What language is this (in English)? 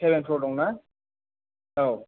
Bodo